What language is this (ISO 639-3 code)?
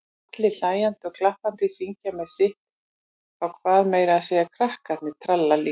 isl